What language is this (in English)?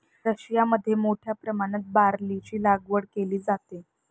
Marathi